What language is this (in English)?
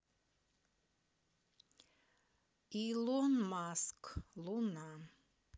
Russian